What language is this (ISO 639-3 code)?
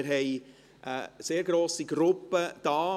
gsw